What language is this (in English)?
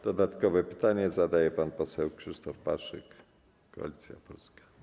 Polish